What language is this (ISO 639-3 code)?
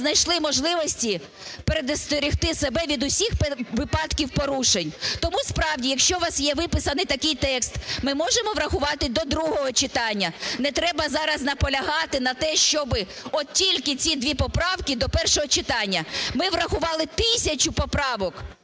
ukr